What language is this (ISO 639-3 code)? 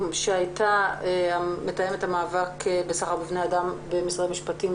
heb